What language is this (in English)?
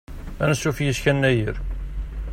Kabyle